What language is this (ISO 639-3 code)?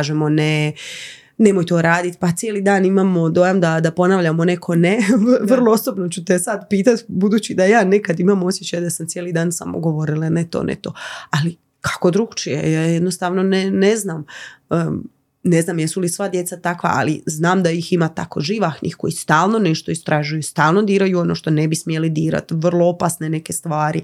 hrv